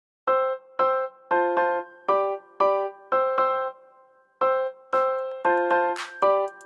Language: English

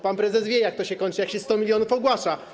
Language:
Polish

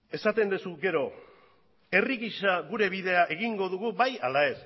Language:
Basque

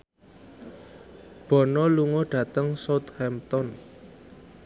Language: Javanese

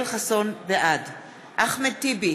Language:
Hebrew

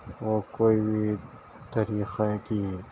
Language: Urdu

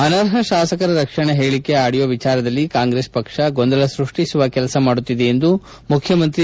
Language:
Kannada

